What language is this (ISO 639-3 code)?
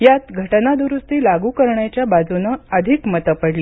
mar